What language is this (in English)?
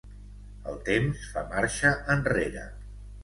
Catalan